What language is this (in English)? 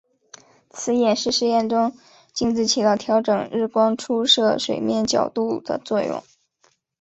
Chinese